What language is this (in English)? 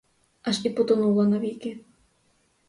Ukrainian